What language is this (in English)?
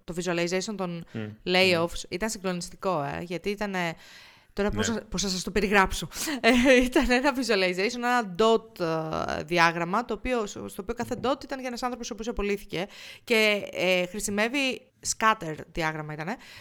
Greek